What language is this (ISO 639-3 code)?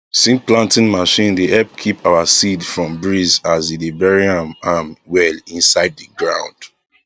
pcm